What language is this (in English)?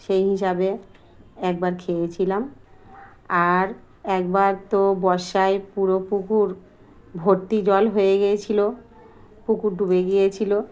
Bangla